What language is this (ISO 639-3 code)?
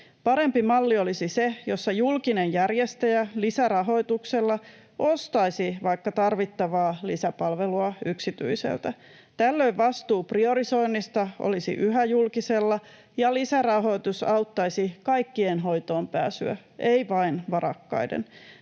fin